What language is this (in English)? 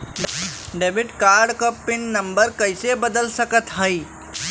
Bhojpuri